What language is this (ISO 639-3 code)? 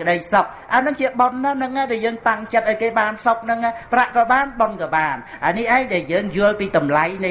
vie